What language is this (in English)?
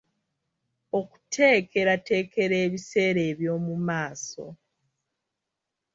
Ganda